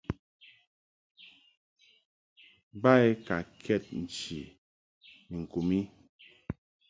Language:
Mungaka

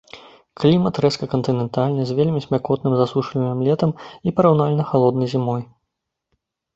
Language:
Belarusian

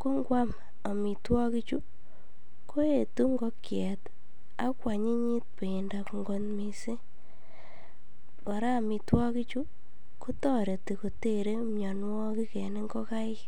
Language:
Kalenjin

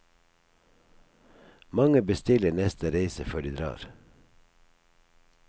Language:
Norwegian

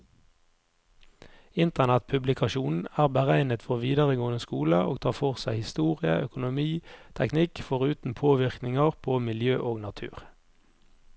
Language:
Norwegian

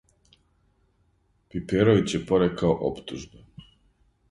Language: Serbian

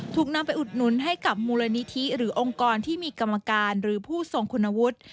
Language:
Thai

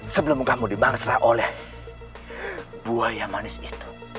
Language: Indonesian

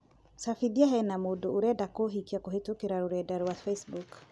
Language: Kikuyu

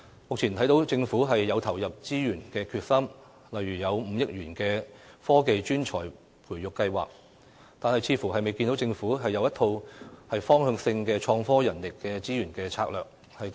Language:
Cantonese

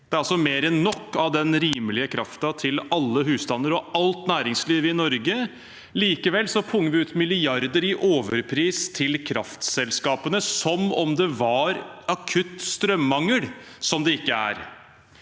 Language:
Norwegian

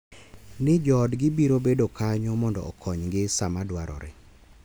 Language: Luo (Kenya and Tanzania)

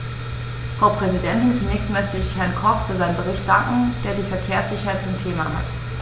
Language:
German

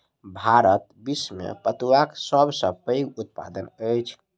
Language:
Maithili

